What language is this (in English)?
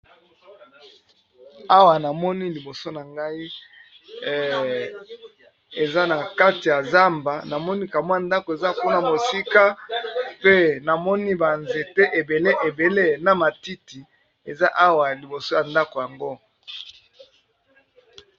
Lingala